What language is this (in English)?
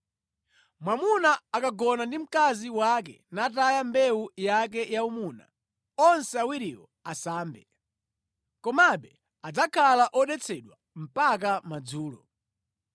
Nyanja